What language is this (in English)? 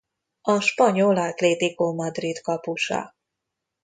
Hungarian